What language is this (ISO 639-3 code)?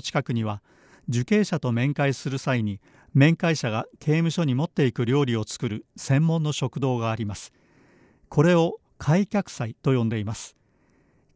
jpn